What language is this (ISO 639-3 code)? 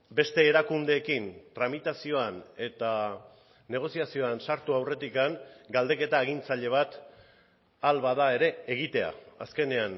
eus